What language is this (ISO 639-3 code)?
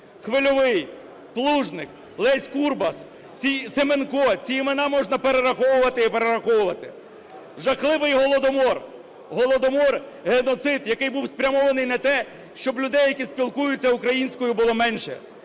ukr